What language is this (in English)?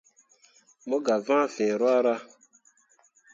Mundang